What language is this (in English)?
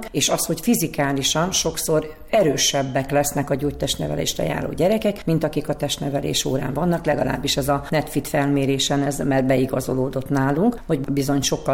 Hungarian